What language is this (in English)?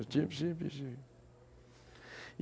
Portuguese